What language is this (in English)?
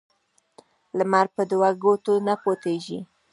Pashto